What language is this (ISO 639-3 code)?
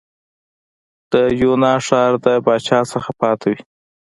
pus